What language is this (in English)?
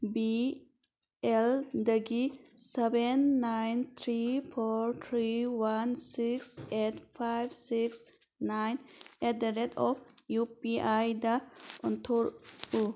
Manipuri